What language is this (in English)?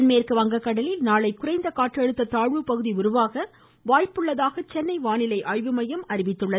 Tamil